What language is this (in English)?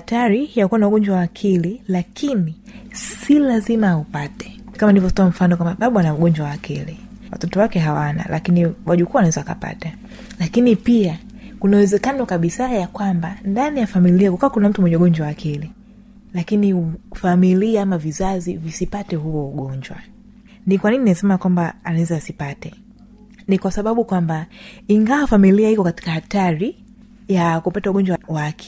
Swahili